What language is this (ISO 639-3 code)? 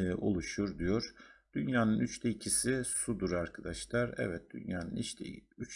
tur